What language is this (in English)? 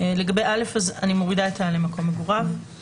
Hebrew